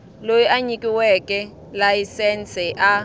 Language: Tsonga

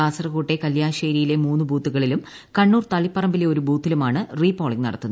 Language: Malayalam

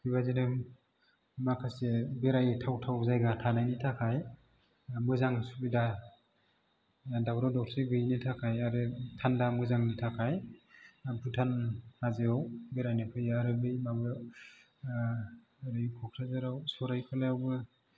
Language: Bodo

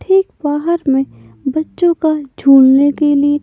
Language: Hindi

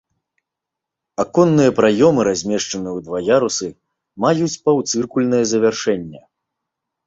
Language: Belarusian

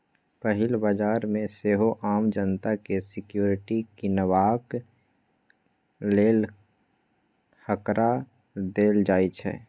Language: Maithili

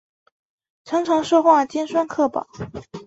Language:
Chinese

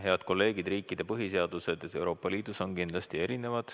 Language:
Estonian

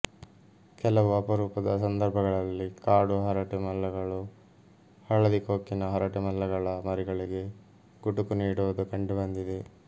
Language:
Kannada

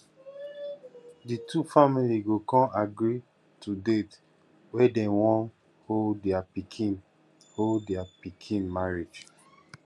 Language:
Nigerian Pidgin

